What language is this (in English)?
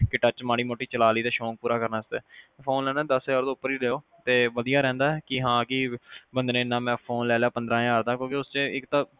Punjabi